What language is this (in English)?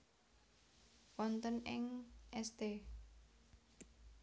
Javanese